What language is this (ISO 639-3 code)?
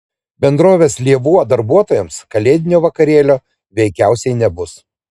lit